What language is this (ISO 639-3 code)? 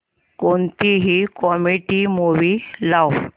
mar